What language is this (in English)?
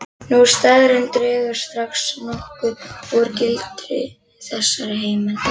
Icelandic